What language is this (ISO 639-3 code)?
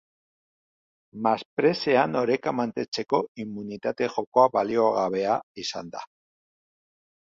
eus